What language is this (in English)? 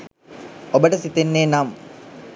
Sinhala